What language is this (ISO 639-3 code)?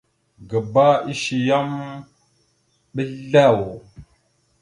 mxu